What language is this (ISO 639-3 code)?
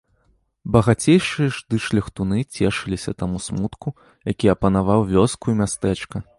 bel